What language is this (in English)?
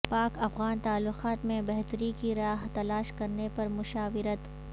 Urdu